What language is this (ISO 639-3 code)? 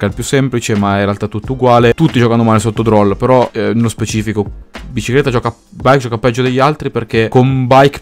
ita